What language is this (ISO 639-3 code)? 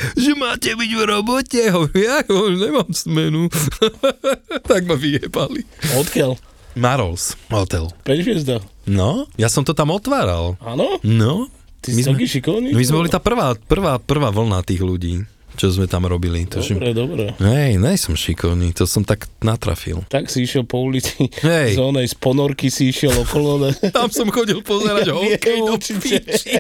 slk